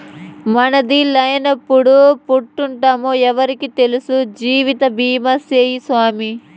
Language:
Telugu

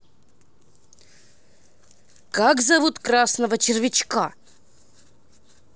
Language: Russian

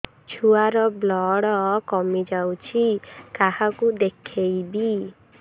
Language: Odia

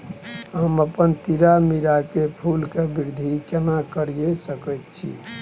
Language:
Maithili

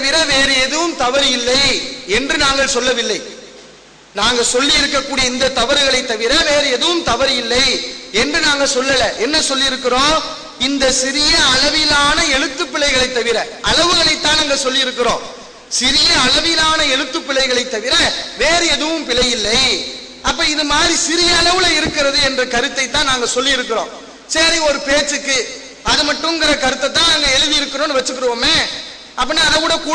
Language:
Arabic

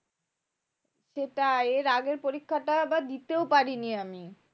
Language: Bangla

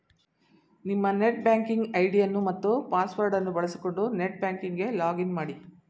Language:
Kannada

